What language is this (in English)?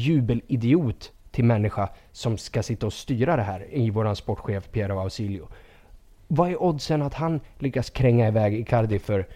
Swedish